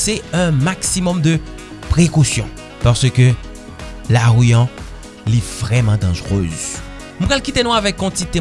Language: French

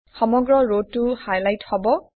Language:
Assamese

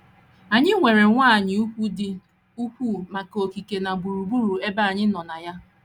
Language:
Igbo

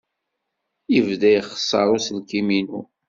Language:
Kabyle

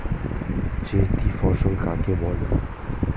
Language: Bangla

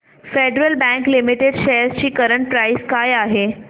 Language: Marathi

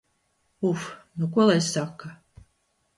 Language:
Latvian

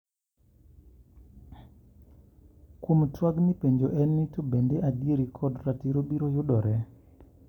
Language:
Luo (Kenya and Tanzania)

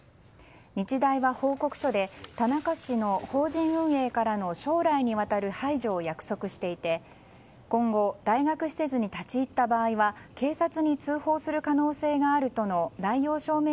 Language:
Japanese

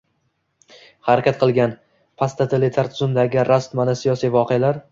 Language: Uzbek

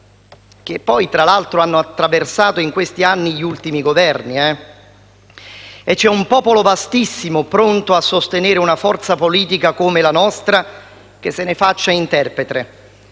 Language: Italian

